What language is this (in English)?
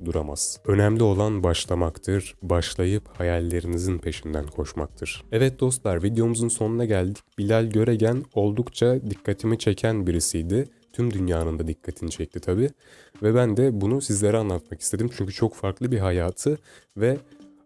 Turkish